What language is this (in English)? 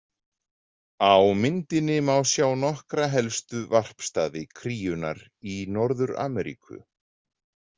Icelandic